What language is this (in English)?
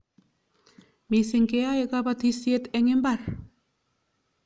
Kalenjin